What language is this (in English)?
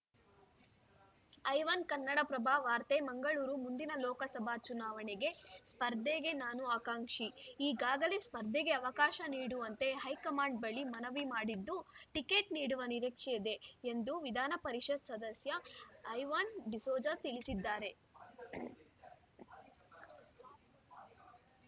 Kannada